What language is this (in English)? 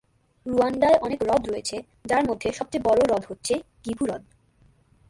Bangla